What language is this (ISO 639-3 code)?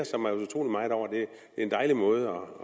dan